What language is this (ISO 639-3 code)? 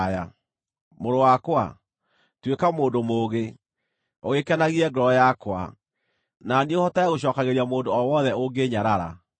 kik